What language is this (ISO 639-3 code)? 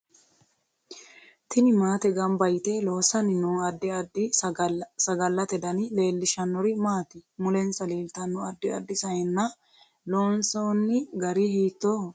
sid